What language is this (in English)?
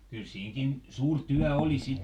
Finnish